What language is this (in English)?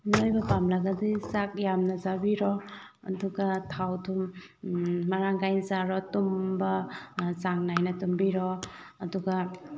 Manipuri